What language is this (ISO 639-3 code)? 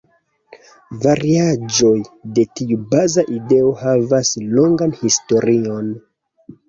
epo